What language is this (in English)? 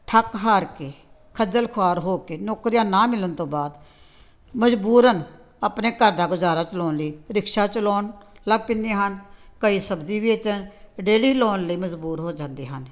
Punjabi